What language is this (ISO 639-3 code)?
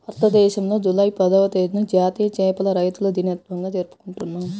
tel